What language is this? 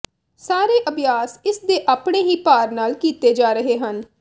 Punjabi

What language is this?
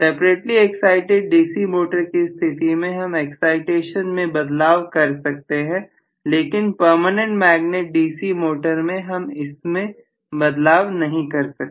Hindi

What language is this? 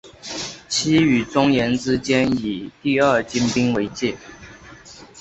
Chinese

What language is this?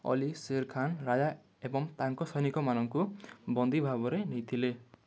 Odia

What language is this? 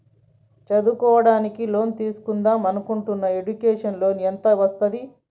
Telugu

